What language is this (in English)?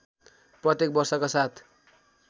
Nepali